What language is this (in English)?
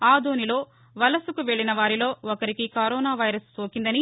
Telugu